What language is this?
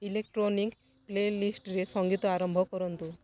Odia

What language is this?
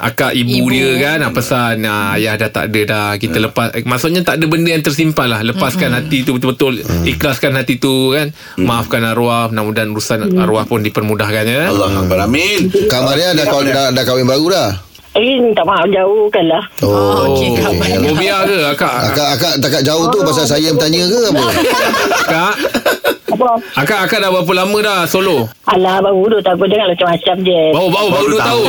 Malay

